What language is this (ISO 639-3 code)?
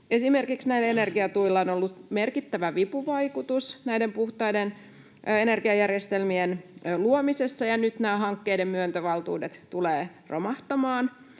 fin